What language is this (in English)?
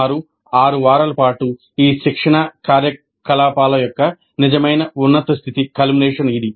Telugu